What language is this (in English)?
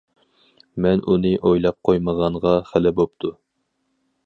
Uyghur